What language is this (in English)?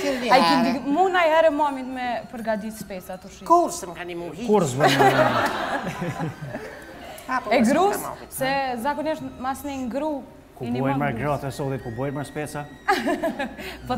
Romanian